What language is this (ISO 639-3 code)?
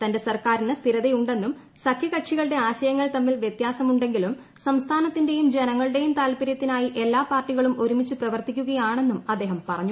mal